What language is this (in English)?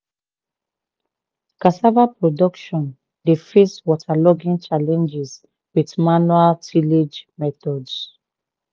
Nigerian Pidgin